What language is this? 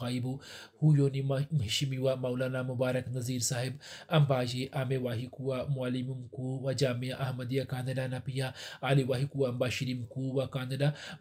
Swahili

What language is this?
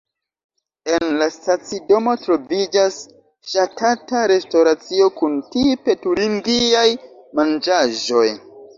Esperanto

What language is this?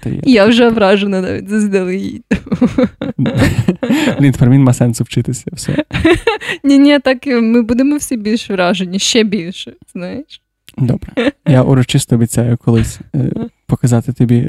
Ukrainian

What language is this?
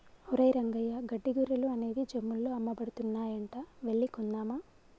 Telugu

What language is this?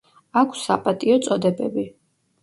Georgian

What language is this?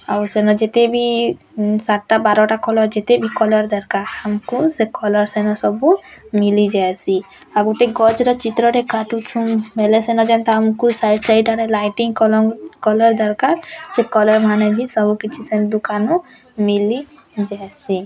Odia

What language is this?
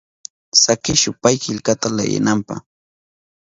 Southern Pastaza Quechua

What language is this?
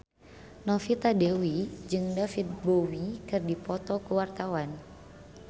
Sundanese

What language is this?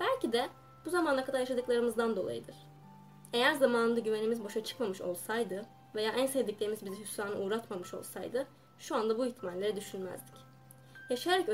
Turkish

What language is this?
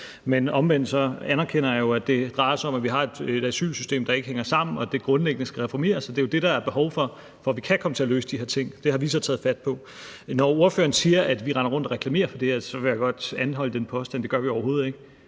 Danish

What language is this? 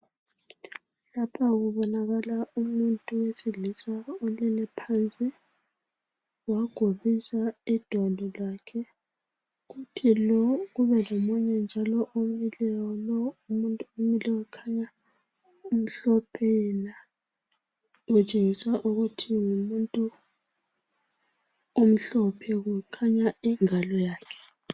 North Ndebele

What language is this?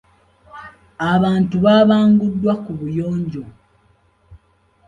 Ganda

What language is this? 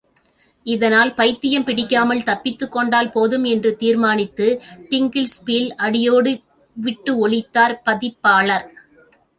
Tamil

